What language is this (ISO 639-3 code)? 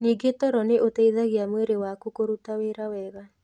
kik